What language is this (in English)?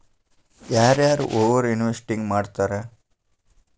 Kannada